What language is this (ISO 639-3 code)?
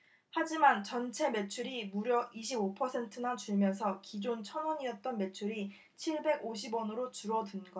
kor